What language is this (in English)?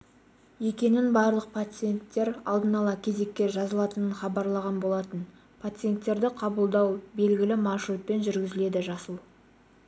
Kazakh